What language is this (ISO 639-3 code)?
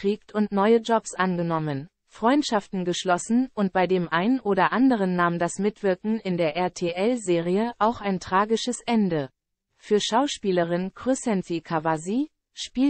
deu